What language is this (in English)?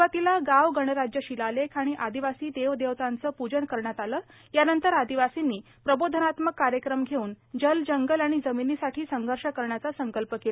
Marathi